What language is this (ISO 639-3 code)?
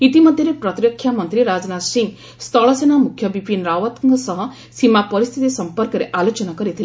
ori